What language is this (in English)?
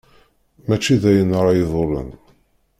Kabyle